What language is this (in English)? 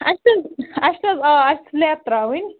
Kashmiri